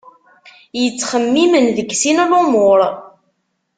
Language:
Kabyle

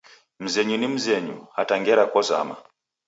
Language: Taita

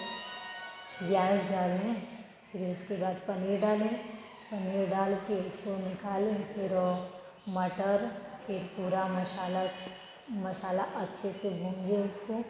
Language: Hindi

